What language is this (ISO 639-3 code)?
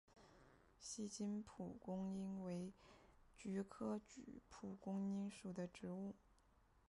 zho